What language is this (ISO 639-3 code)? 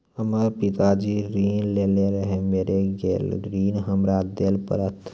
mai